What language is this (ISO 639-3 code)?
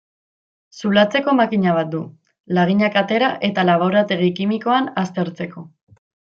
eus